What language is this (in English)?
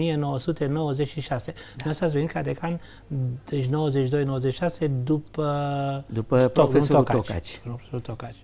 Romanian